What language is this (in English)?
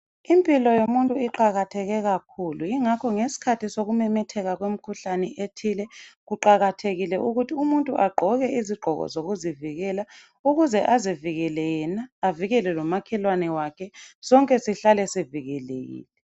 North Ndebele